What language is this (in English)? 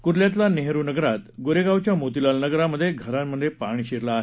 Marathi